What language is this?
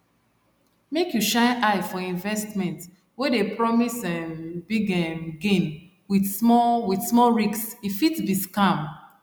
Nigerian Pidgin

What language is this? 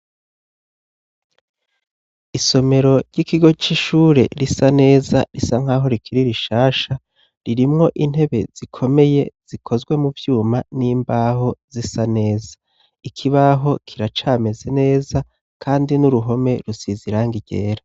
Rundi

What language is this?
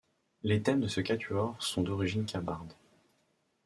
French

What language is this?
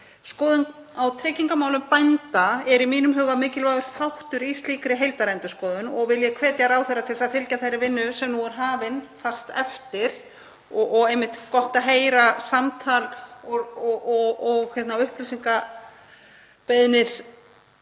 Icelandic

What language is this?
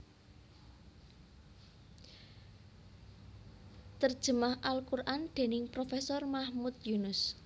Javanese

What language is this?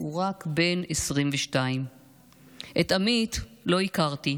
Hebrew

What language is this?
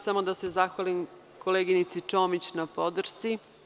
Serbian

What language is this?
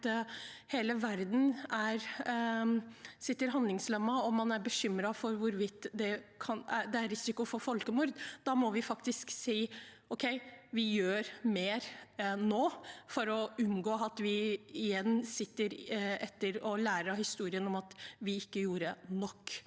Norwegian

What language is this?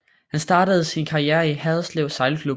Danish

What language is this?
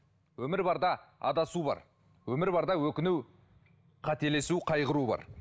Kazakh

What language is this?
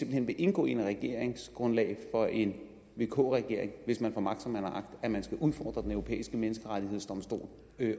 Danish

